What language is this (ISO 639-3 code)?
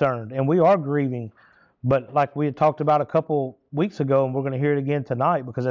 eng